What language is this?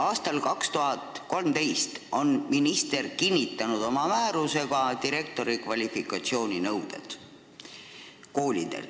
Estonian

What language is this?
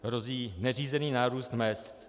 Czech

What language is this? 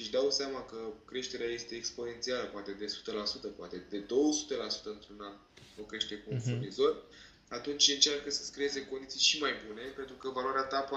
Romanian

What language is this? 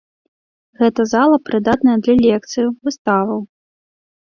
Belarusian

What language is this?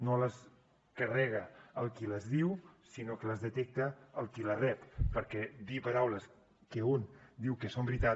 Catalan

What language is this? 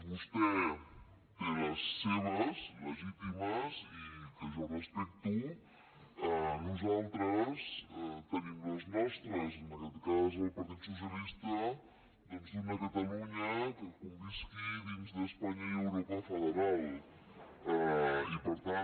Catalan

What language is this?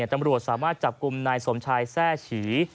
Thai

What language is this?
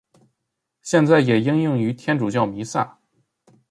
Chinese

